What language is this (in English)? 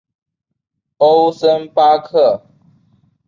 Chinese